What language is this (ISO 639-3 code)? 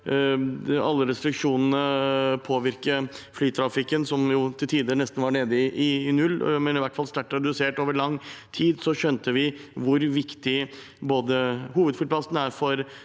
nor